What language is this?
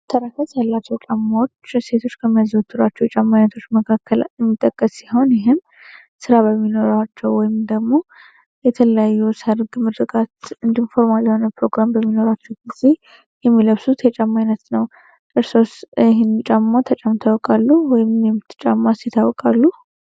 Amharic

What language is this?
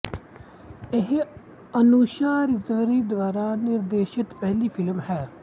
Punjabi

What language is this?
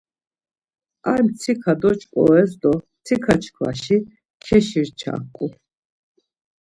Laz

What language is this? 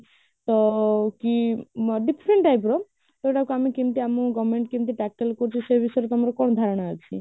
Odia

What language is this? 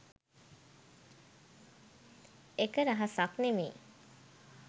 Sinhala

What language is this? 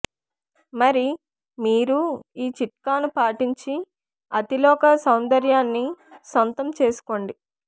Telugu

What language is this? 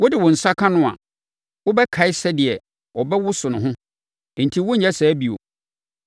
Akan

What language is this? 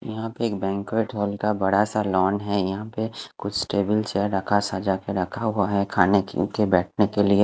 Hindi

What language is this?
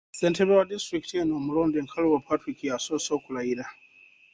Ganda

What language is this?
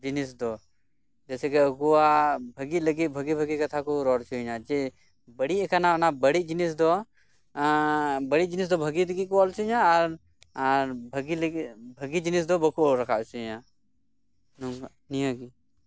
Santali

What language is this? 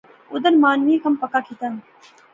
Pahari-Potwari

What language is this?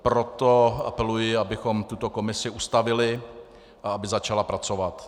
Czech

